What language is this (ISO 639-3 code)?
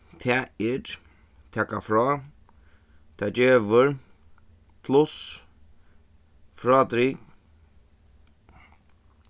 fao